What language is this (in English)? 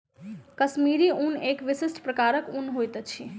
Maithili